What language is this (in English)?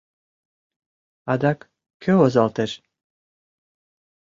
Mari